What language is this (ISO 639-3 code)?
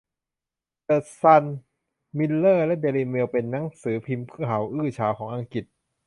tha